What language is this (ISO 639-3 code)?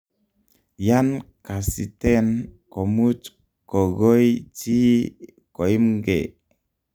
kln